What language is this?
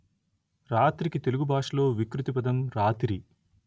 Telugu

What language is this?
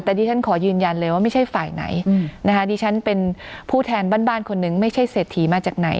Thai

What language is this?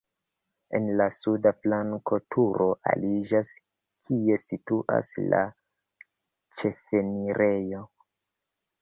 Esperanto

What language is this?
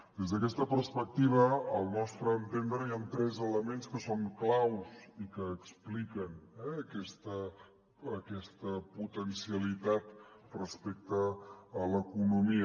Catalan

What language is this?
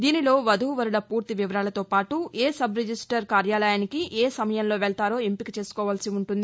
Telugu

